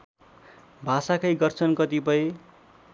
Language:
Nepali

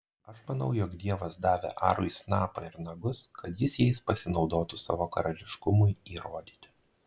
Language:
Lithuanian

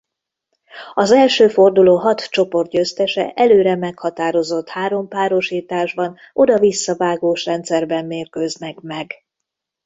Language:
Hungarian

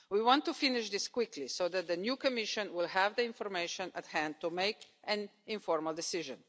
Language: English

